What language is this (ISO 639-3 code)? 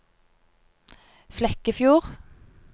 nor